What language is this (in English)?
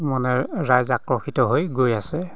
Assamese